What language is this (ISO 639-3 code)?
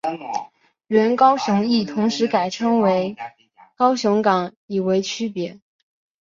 zho